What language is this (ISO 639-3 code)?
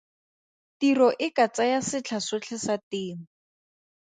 tsn